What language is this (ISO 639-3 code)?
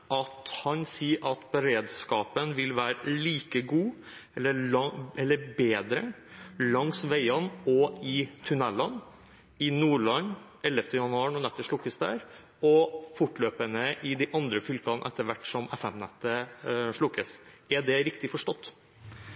nob